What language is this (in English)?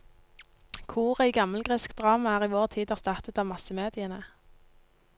Norwegian